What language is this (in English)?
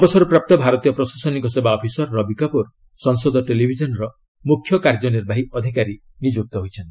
Odia